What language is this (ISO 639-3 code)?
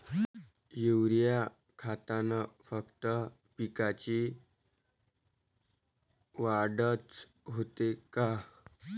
mar